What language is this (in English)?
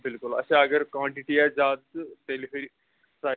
Kashmiri